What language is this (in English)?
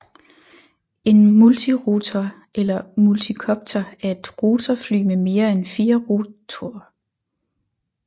Danish